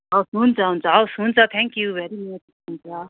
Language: Nepali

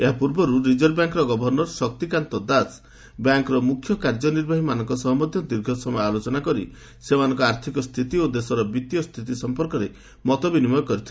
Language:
Odia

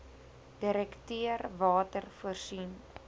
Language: Afrikaans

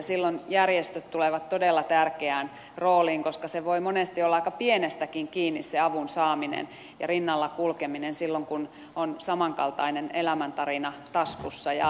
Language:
Finnish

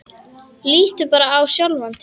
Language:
Icelandic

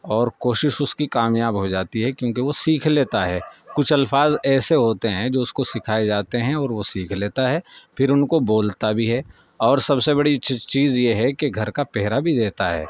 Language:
Urdu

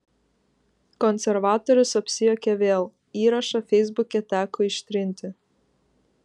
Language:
Lithuanian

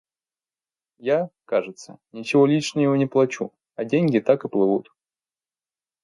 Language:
Russian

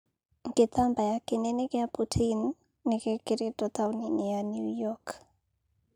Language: Kikuyu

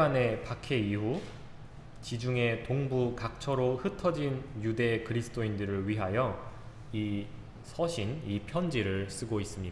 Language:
Korean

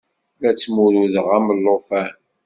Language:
Kabyle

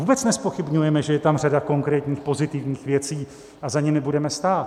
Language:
Czech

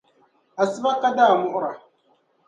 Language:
Dagbani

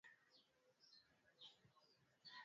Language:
Swahili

